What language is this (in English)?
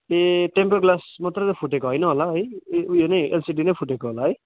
Nepali